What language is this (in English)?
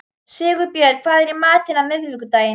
Icelandic